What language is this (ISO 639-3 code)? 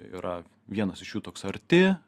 lit